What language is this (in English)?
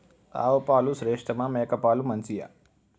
Telugu